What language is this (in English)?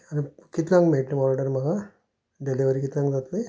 Konkani